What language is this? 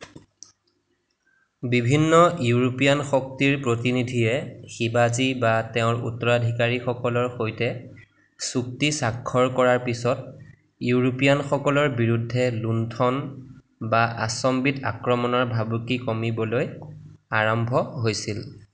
Assamese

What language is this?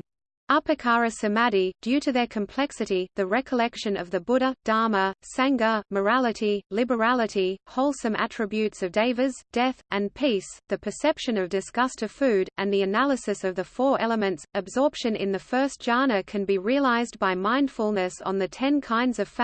English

